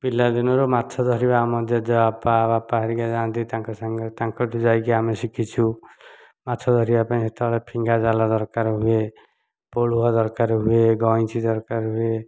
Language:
Odia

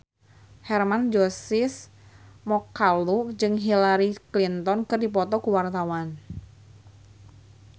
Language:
Sundanese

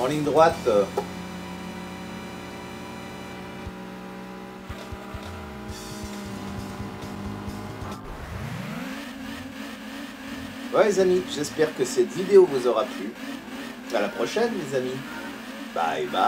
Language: French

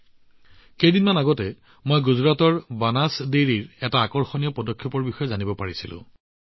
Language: Assamese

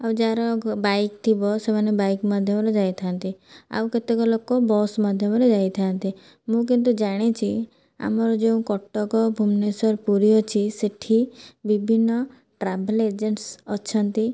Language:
Odia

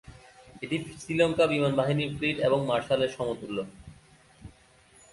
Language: Bangla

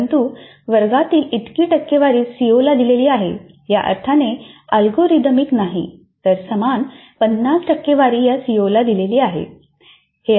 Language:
Marathi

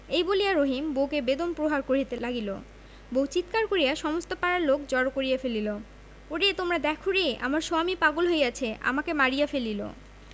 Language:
Bangla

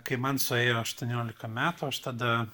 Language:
Lithuanian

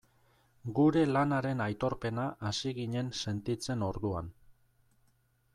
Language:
Basque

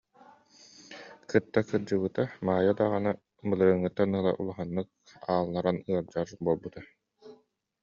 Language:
Yakut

